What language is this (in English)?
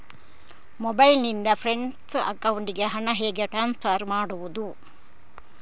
Kannada